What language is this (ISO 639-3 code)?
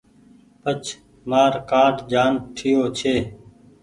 gig